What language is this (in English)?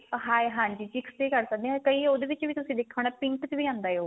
Punjabi